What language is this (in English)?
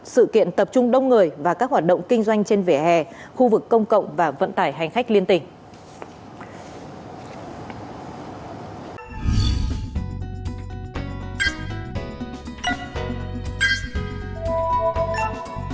Vietnamese